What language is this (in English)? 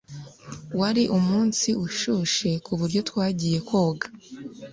Kinyarwanda